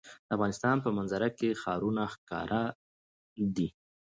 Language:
Pashto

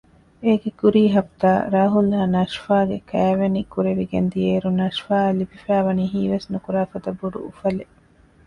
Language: Divehi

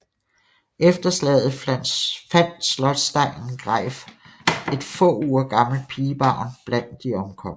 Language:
Danish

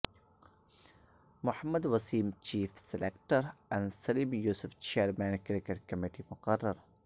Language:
Urdu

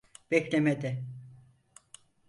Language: Turkish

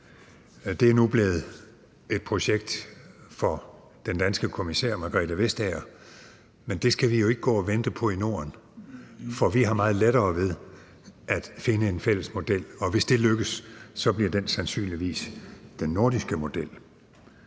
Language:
Danish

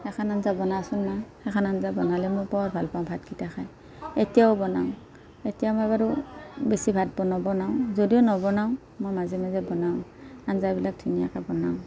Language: Assamese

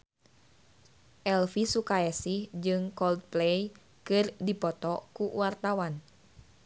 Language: Sundanese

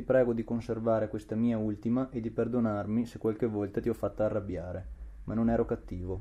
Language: Italian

